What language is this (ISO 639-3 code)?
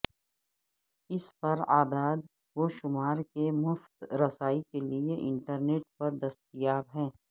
urd